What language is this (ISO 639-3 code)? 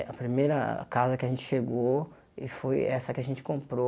por